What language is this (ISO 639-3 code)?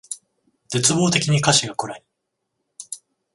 jpn